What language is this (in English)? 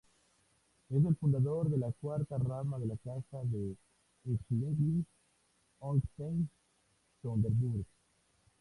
Spanish